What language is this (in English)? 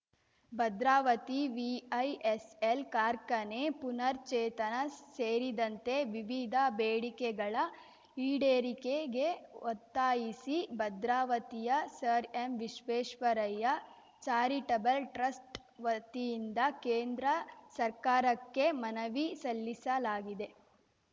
Kannada